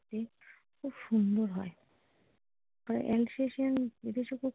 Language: Bangla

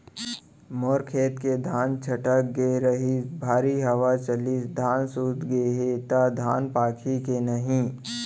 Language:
Chhattisgarhi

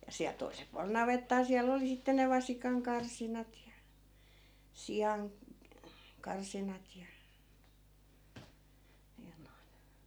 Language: Finnish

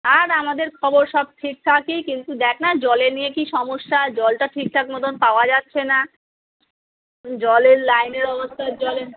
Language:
Bangla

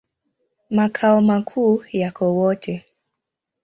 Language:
Swahili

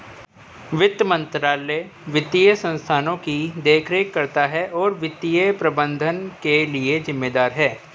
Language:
Hindi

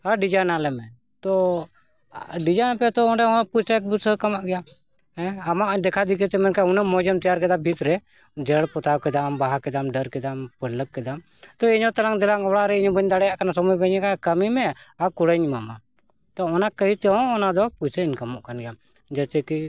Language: Santali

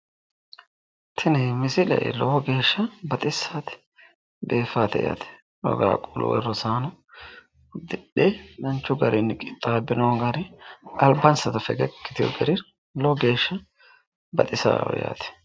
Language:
Sidamo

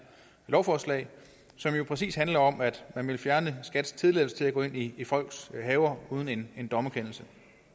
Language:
Danish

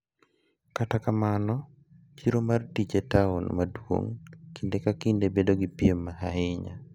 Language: Luo (Kenya and Tanzania)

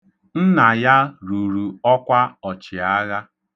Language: Igbo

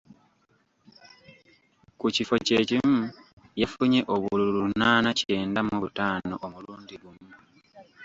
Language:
Ganda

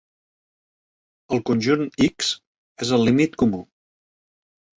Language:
Catalan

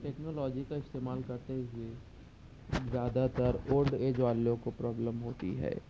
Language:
Urdu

